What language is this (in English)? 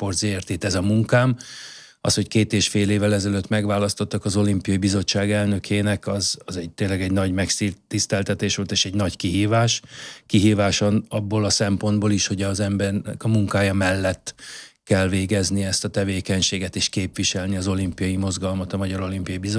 Hungarian